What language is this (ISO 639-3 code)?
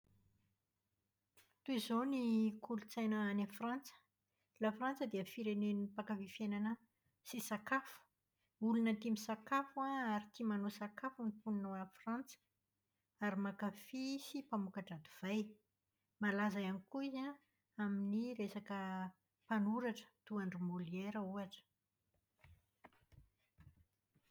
mlg